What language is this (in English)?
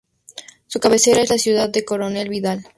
Spanish